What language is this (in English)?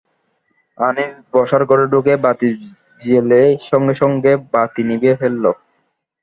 Bangla